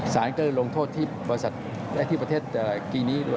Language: Thai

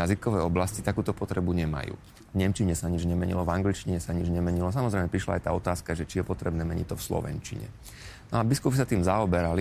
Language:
Slovak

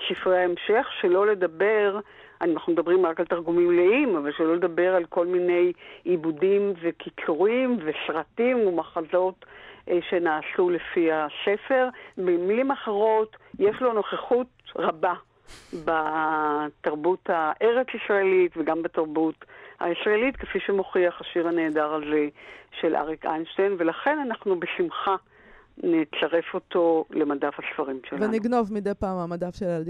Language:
Hebrew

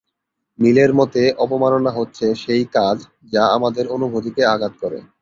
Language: Bangla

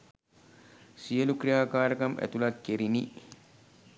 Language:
Sinhala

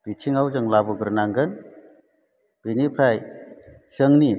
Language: Bodo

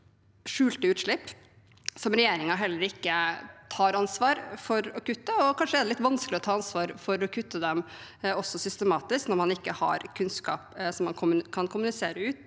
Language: Norwegian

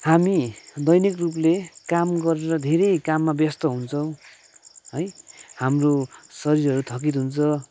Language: Nepali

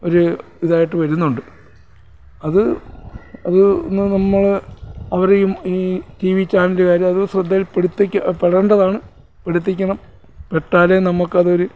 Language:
Malayalam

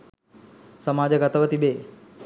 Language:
Sinhala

